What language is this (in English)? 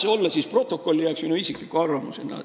Estonian